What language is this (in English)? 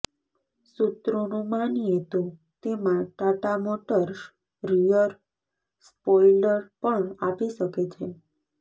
Gujarati